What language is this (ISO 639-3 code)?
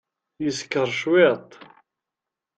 kab